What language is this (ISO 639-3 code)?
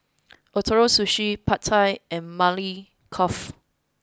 eng